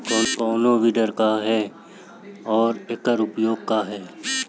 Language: Bhojpuri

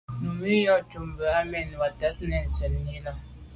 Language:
Medumba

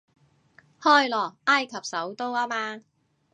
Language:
Cantonese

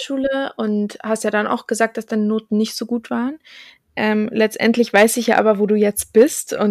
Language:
German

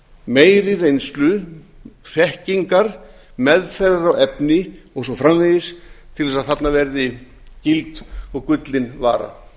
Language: Icelandic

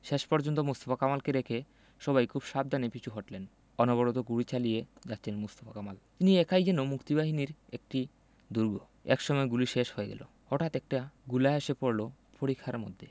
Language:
Bangla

